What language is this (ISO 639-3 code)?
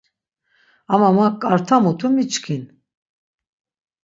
lzz